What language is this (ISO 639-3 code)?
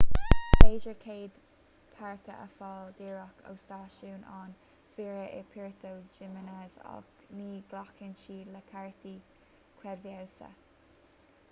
gle